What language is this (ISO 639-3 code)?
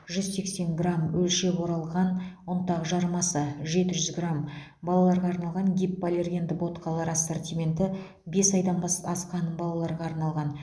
kaz